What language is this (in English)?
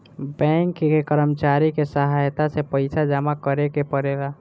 Bhojpuri